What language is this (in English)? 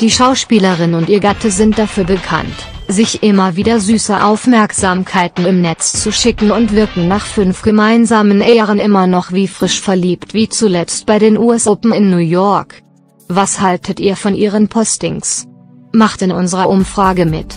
German